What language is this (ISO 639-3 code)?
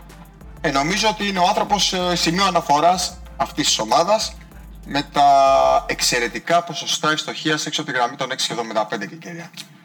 ell